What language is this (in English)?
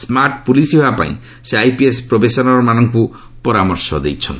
Odia